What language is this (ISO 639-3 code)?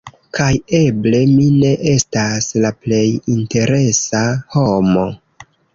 epo